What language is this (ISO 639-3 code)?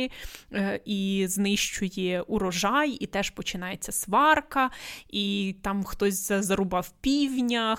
ukr